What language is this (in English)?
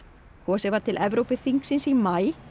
Icelandic